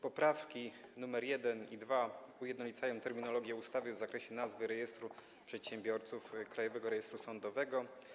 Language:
Polish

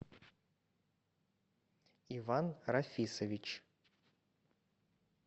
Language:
Russian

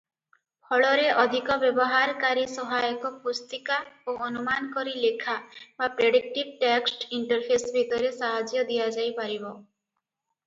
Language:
Odia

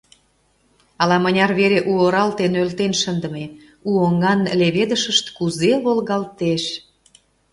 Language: Mari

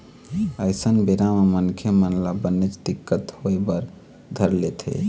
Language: Chhattisgarhi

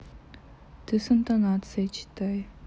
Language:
Russian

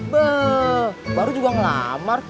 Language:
Indonesian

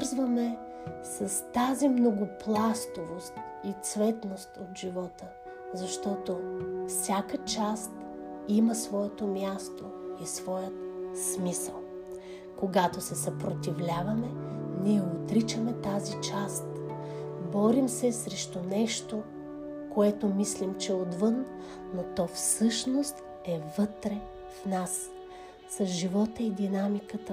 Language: Bulgarian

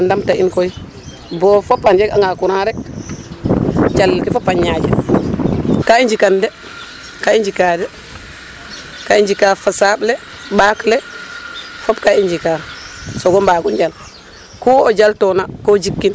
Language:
Serer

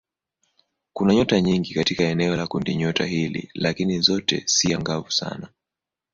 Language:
Swahili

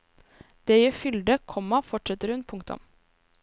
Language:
Norwegian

